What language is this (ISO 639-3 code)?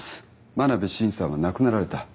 jpn